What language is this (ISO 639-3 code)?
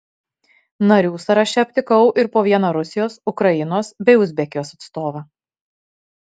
lit